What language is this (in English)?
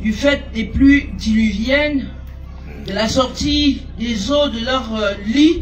French